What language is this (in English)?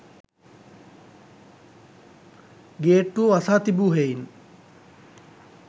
Sinhala